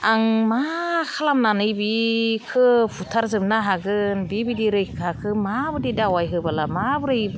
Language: Bodo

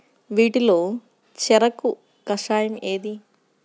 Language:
Telugu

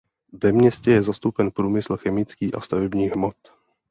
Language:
Czech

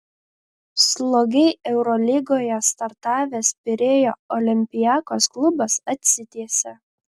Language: Lithuanian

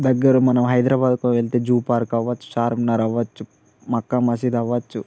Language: Telugu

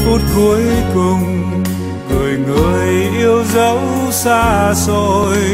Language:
Vietnamese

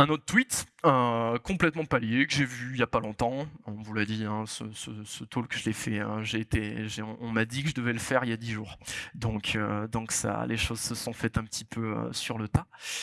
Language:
French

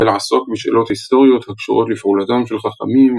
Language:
Hebrew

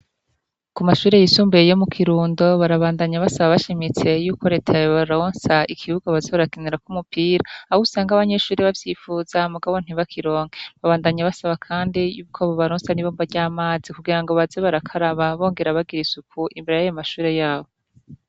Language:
Rundi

